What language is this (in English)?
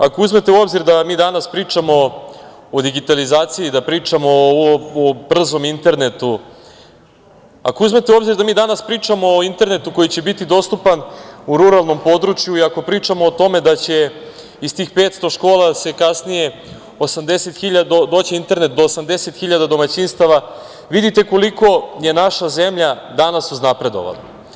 Serbian